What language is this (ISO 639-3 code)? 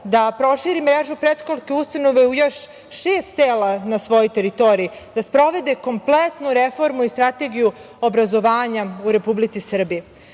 srp